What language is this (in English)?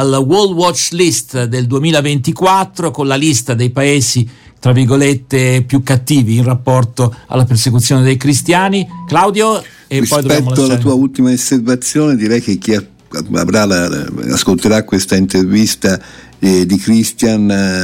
Italian